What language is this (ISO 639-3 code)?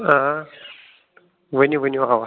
kas